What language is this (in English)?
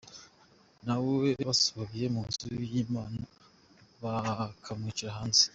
Kinyarwanda